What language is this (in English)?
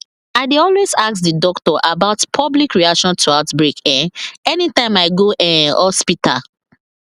Nigerian Pidgin